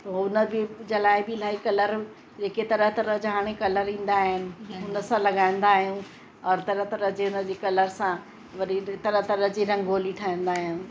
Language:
Sindhi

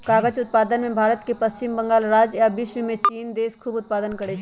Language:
Magahi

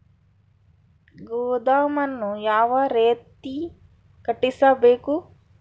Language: Kannada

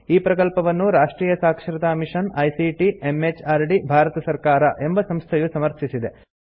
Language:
Kannada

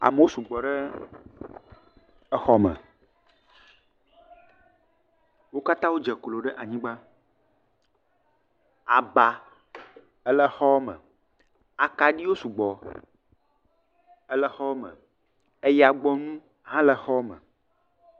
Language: Ewe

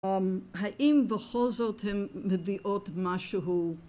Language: Hebrew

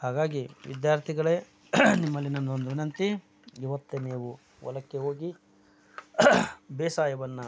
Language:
Kannada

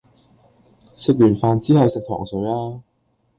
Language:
Cantonese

